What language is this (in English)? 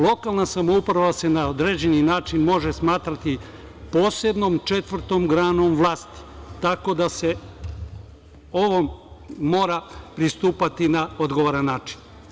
Serbian